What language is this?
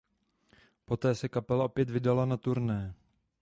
Czech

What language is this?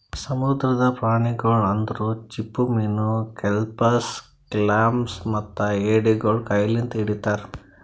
Kannada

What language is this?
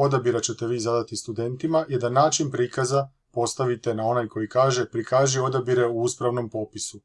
Croatian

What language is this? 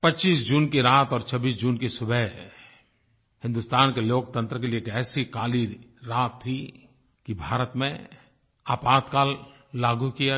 Hindi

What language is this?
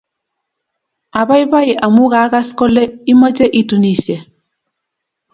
Kalenjin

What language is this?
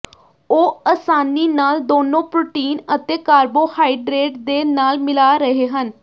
Punjabi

